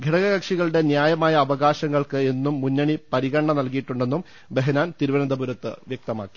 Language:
Malayalam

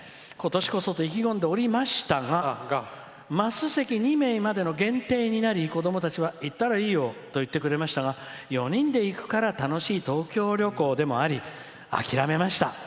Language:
Japanese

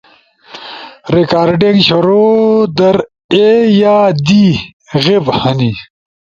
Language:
Ushojo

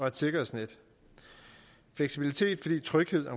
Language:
Danish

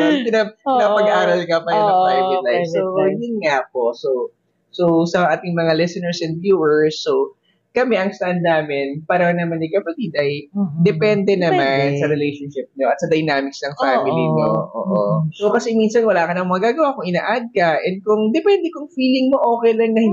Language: Filipino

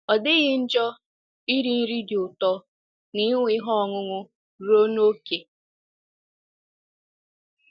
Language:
Igbo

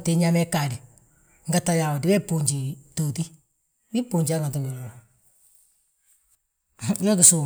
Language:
Balanta-Ganja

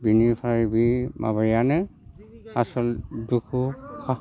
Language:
Bodo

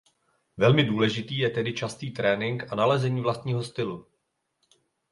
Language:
Czech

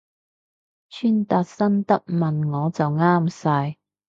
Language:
Cantonese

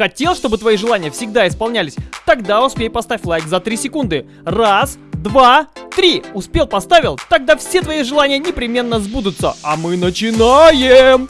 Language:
Russian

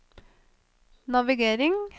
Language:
Norwegian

